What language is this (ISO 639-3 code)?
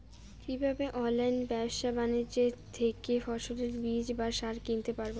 ben